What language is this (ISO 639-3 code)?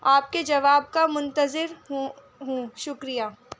urd